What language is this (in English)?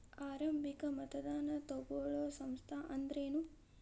Kannada